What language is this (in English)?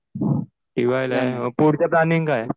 Marathi